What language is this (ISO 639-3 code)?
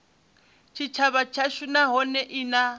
ven